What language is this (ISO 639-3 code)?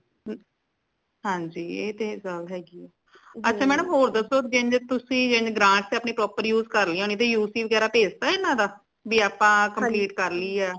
pan